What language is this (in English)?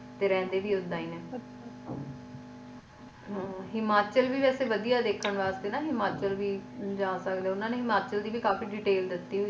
Punjabi